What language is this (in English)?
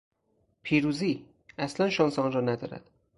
Persian